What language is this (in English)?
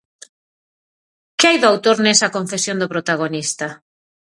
Galician